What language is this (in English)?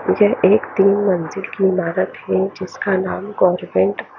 Hindi